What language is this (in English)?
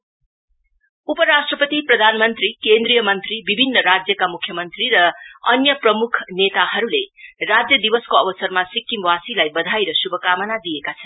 Nepali